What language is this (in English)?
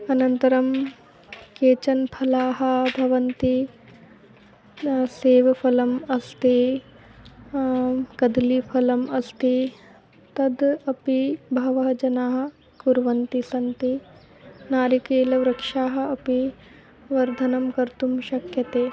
Sanskrit